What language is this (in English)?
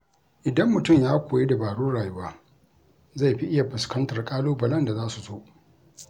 Hausa